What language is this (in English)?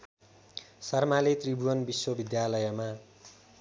Nepali